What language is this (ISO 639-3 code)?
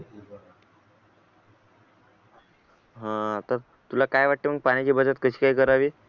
mar